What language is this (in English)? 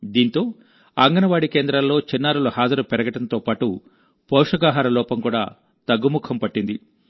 Telugu